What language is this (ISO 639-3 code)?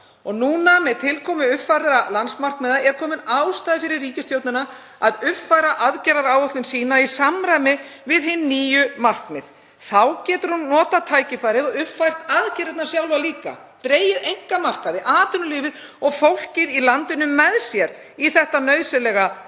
isl